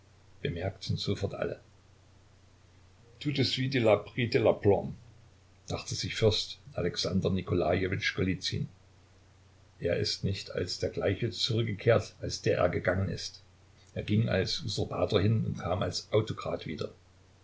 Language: German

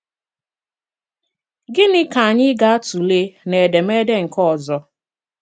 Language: Igbo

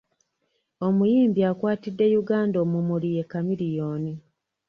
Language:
Ganda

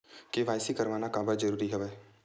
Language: Chhattisgarhi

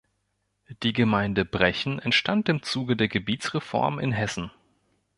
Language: German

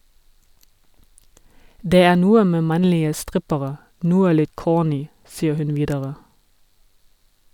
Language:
Norwegian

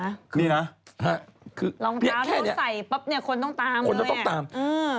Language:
Thai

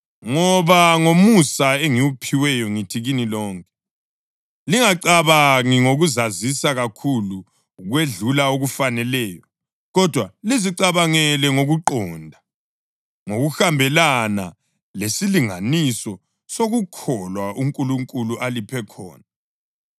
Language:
North Ndebele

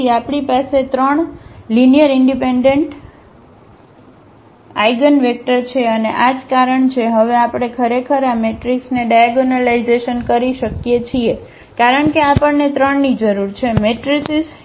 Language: Gujarati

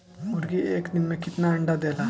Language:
Bhojpuri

